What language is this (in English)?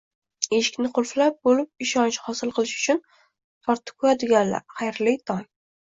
Uzbek